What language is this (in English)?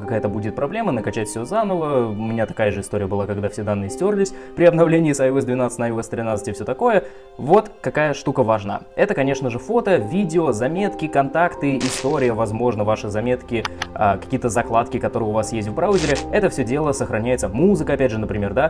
Russian